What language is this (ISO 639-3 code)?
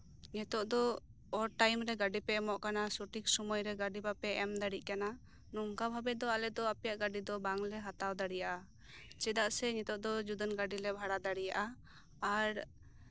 sat